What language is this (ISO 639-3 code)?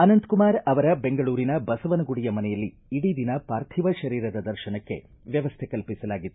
kan